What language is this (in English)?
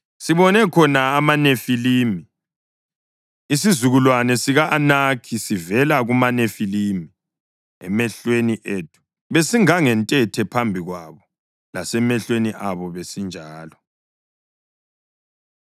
North Ndebele